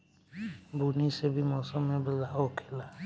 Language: Bhojpuri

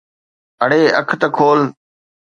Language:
Sindhi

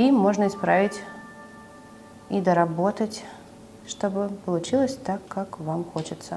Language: Russian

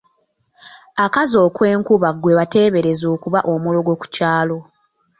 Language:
Ganda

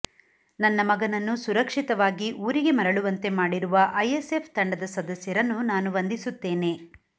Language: Kannada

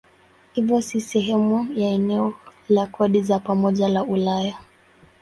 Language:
Swahili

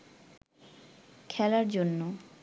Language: Bangla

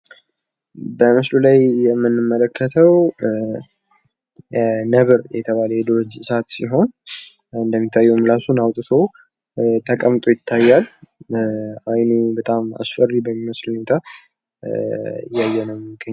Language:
Amharic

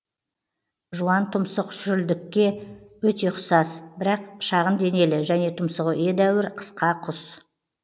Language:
Kazakh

